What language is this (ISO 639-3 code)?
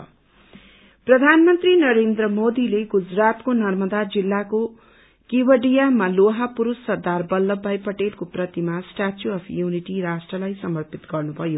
nep